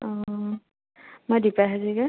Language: Assamese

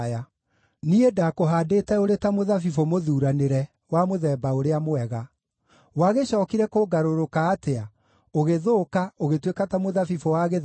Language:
Kikuyu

